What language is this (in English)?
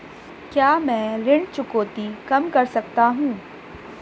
Hindi